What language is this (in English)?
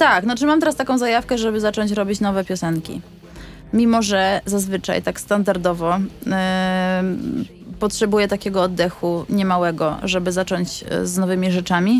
Polish